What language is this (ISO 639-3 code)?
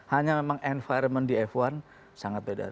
ind